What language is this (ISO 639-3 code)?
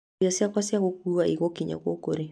kik